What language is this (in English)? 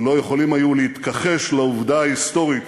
Hebrew